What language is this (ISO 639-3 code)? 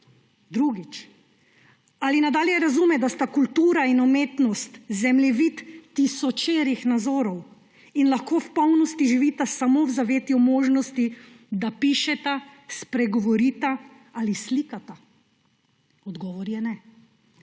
slv